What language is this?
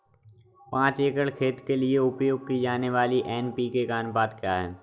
Hindi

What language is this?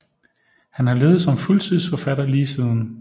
Danish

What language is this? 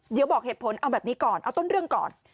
Thai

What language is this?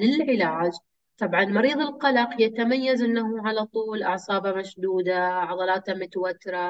Arabic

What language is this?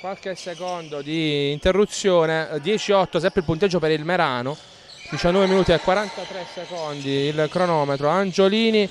Italian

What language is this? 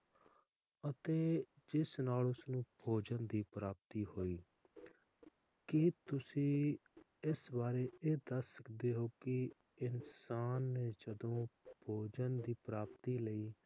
Punjabi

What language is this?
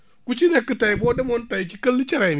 Wolof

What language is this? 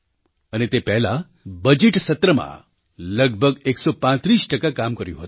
Gujarati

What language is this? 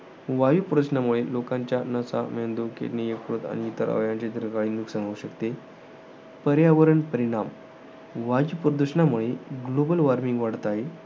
Marathi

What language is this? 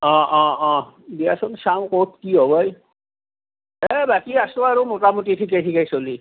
Assamese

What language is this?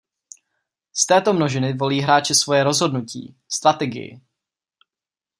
Czech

